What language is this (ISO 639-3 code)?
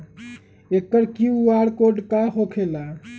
mag